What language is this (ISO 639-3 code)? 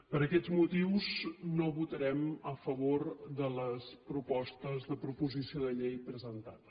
cat